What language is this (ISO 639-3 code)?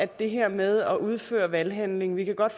dan